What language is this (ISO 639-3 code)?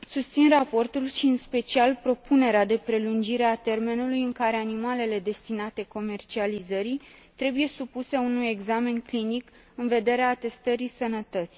ron